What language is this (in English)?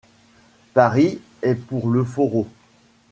French